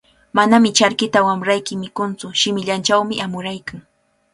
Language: Cajatambo North Lima Quechua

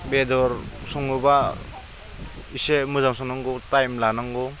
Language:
Bodo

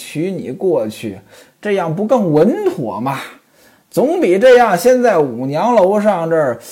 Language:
Chinese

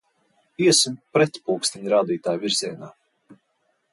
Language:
Latvian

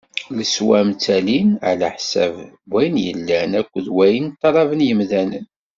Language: Kabyle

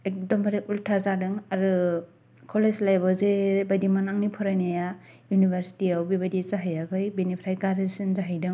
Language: Bodo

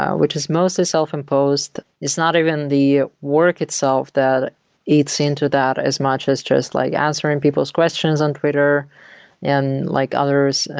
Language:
English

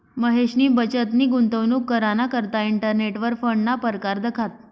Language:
Marathi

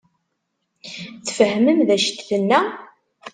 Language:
Kabyle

